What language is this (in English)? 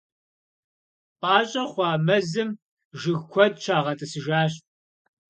Kabardian